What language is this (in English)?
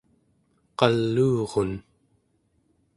Central Yupik